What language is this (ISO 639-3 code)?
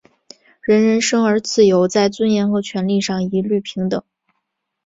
zho